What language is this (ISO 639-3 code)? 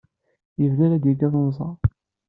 kab